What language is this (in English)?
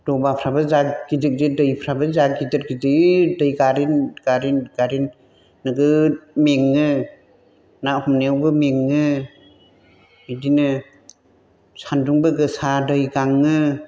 Bodo